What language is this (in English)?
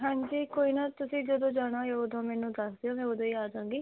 Punjabi